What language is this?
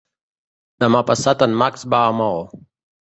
Catalan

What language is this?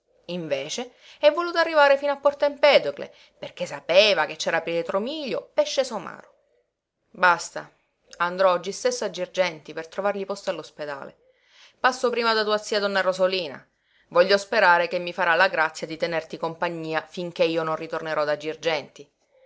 Italian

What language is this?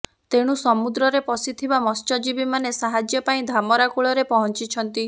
Odia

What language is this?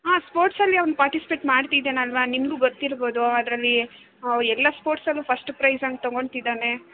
Kannada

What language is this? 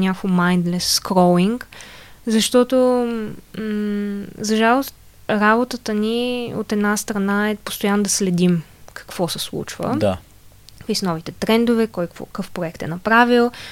Bulgarian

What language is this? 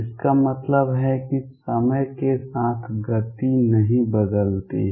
Hindi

